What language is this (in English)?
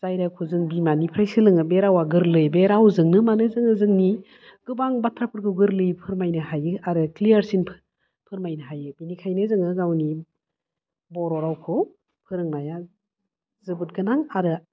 Bodo